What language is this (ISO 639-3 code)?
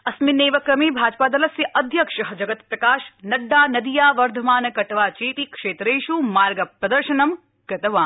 san